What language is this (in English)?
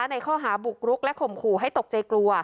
Thai